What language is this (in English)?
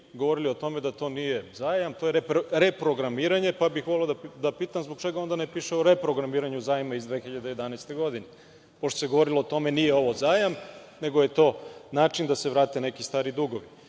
Serbian